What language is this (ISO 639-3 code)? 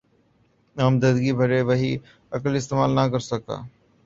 urd